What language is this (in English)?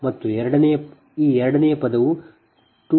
Kannada